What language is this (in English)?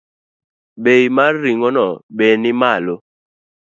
Luo (Kenya and Tanzania)